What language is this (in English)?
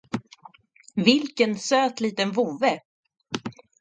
Swedish